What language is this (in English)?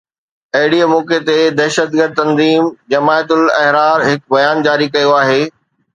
Sindhi